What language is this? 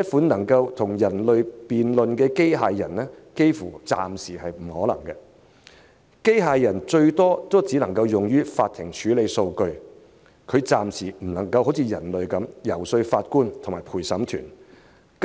Cantonese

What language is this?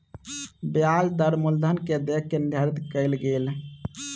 Maithili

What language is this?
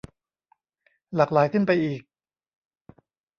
Thai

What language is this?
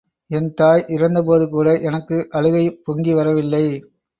Tamil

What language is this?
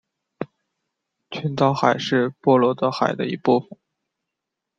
Chinese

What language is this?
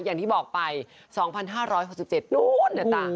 Thai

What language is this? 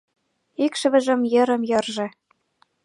Mari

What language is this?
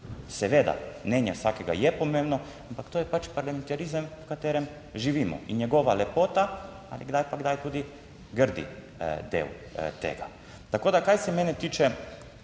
Slovenian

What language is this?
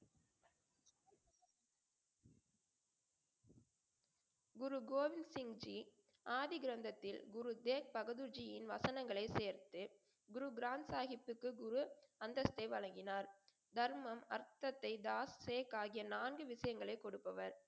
Tamil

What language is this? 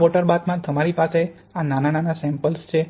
Gujarati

